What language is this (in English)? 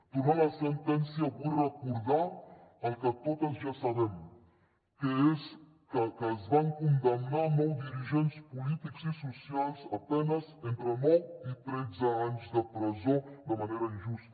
Catalan